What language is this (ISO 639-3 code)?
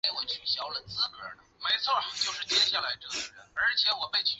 zho